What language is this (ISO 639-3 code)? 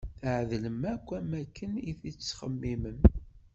kab